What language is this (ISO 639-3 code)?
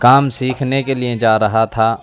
urd